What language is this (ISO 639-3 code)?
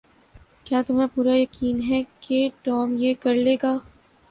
urd